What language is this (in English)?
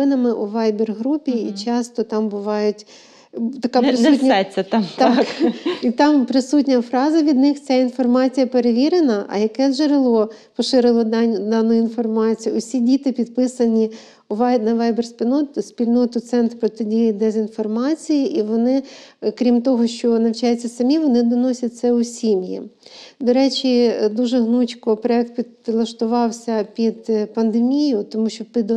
Ukrainian